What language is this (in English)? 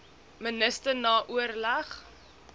Afrikaans